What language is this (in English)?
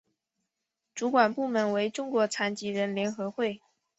Chinese